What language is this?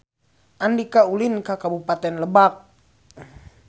Sundanese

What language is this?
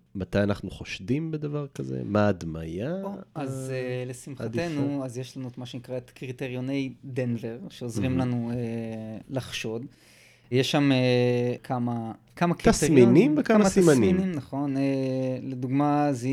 Hebrew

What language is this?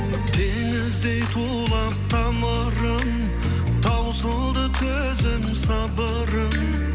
Kazakh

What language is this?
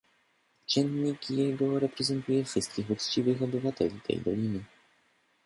Polish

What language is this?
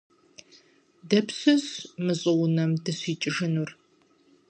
Kabardian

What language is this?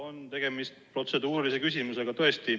Estonian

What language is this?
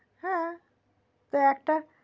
Bangla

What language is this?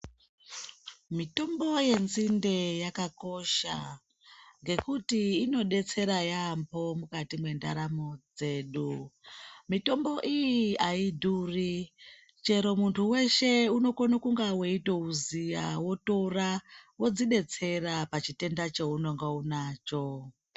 Ndau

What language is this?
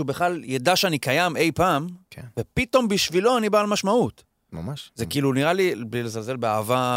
Hebrew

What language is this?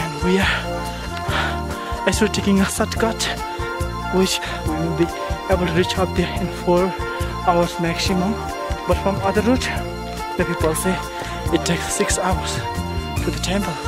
English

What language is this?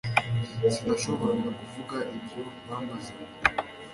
Kinyarwanda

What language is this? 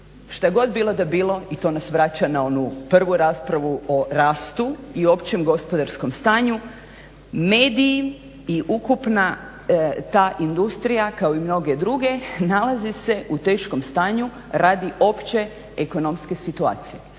Croatian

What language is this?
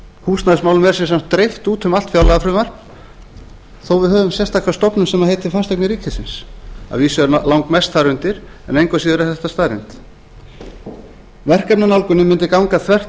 Icelandic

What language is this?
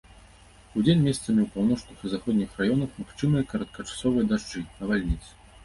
Belarusian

